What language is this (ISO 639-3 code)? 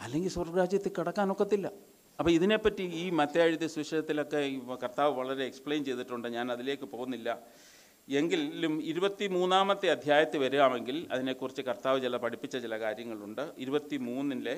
mal